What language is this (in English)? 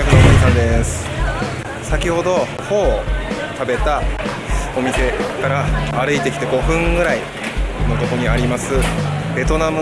Japanese